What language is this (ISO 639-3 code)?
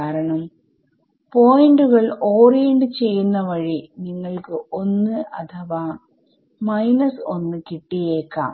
mal